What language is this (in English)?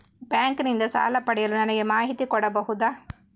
Kannada